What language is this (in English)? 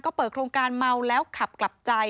Thai